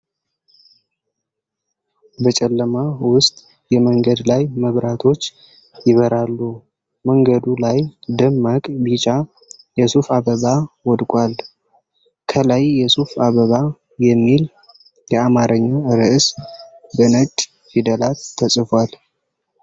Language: Amharic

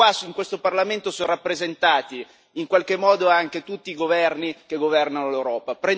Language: Italian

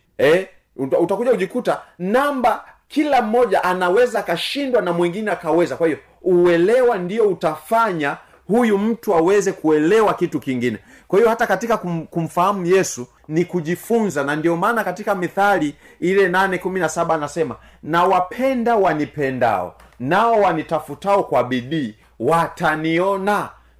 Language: Swahili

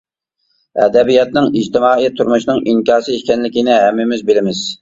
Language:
Uyghur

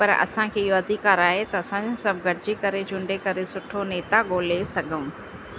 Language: Sindhi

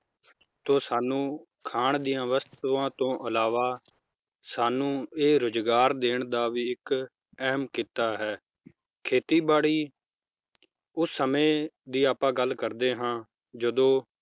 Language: Punjabi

